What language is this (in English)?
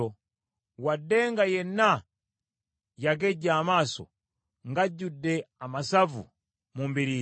Ganda